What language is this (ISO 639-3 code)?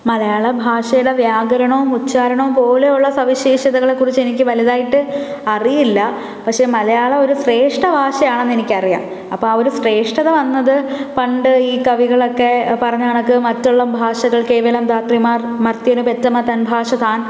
mal